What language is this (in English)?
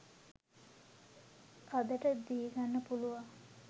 Sinhala